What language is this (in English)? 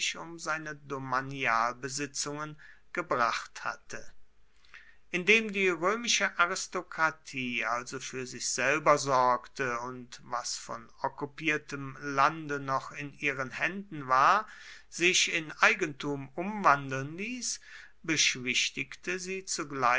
German